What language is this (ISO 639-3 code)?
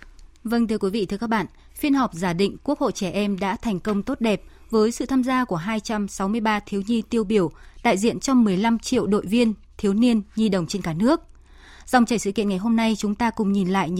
vie